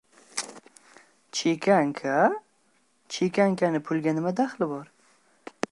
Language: Uzbek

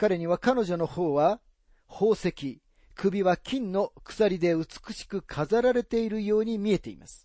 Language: Japanese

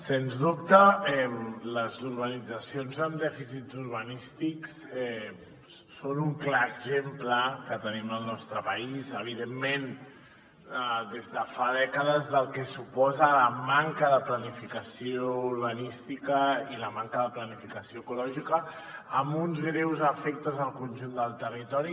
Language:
Catalan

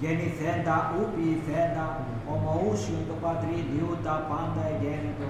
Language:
Greek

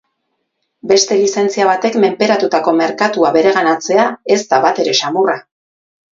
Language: Basque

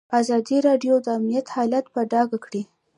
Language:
Pashto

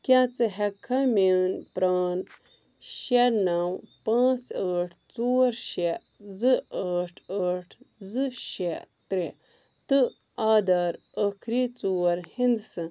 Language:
Kashmiri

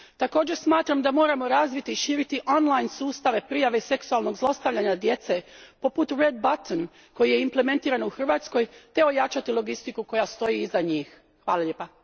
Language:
Croatian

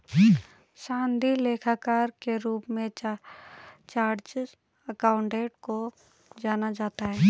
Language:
Hindi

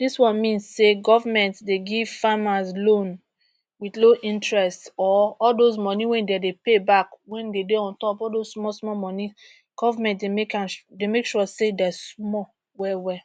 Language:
Nigerian Pidgin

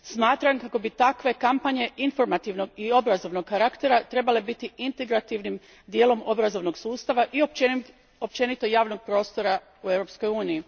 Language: Croatian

